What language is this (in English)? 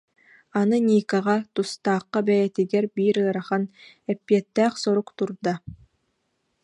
Yakut